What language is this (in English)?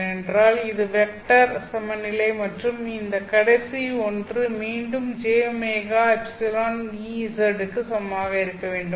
Tamil